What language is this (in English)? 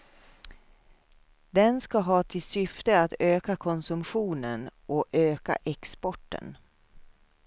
Swedish